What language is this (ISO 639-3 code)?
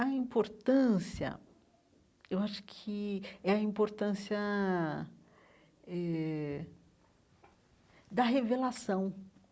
por